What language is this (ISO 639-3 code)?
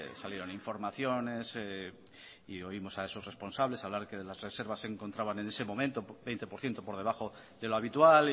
spa